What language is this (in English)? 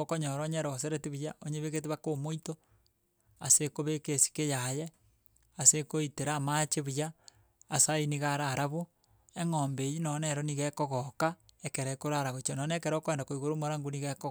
Gusii